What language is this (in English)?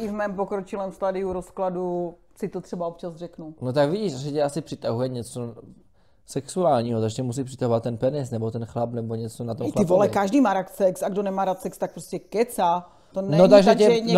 Czech